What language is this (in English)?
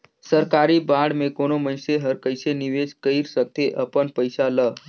Chhattisgarhi